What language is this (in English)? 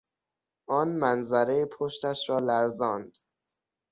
Persian